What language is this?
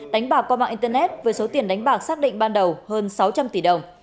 Vietnamese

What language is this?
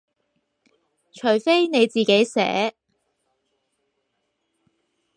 Cantonese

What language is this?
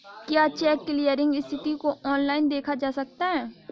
Hindi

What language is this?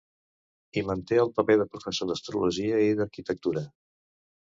Catalan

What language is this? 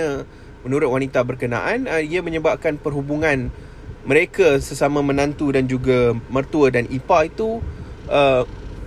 Malay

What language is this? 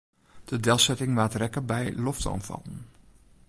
Western Frisian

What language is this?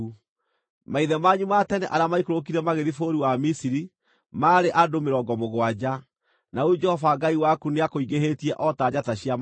Kikuyu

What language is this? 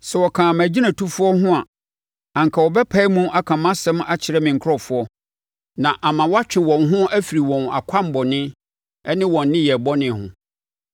Akan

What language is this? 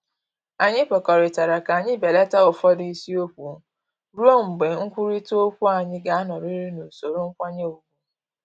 Igbo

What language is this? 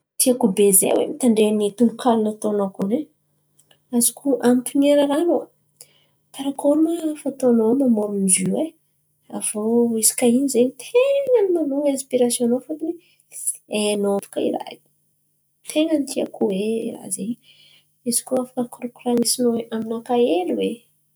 Antankarana Malagasy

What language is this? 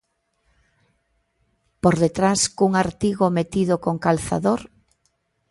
Galician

